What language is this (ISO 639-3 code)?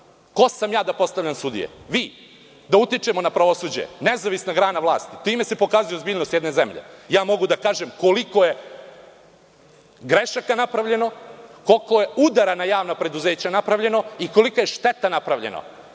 srp